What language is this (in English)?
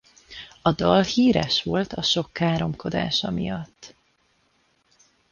Hungarian